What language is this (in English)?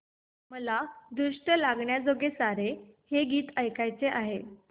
Marathi